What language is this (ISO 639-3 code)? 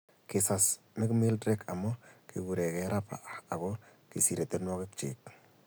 kln